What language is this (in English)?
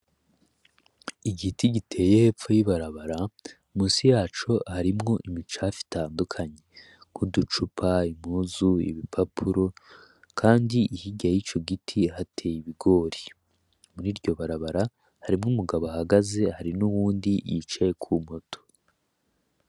Rundi